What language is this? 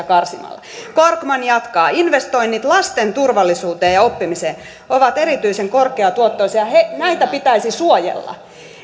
Finnish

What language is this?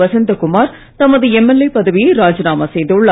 Tamil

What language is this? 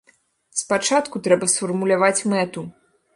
Belarusian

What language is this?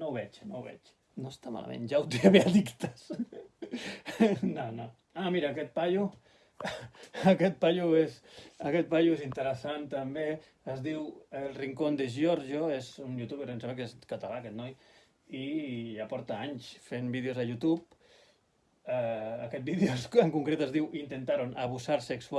Catalan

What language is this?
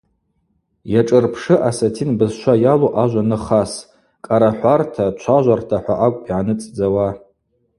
Abaza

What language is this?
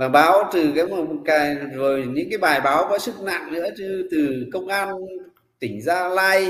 Vietnamese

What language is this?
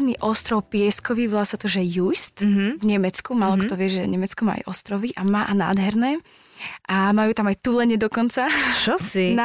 Slovak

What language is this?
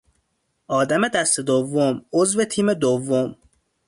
Persian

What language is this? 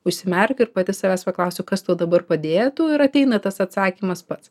Lithuanian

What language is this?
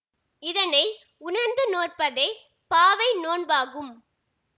Tamil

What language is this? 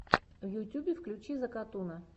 Russian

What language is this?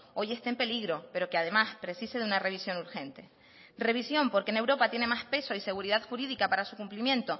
Spanish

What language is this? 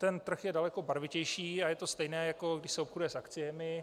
Czech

